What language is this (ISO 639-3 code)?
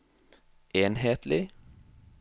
nor